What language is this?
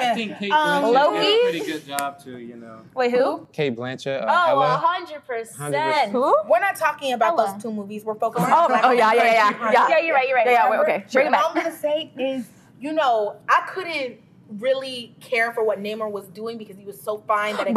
English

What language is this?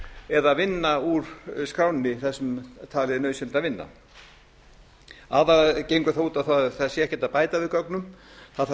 Icelandic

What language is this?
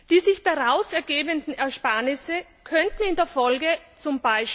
German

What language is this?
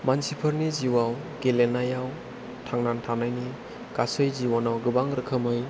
Bodo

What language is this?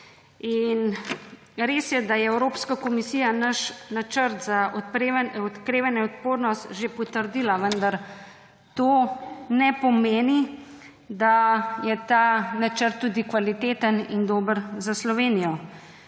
Slovenian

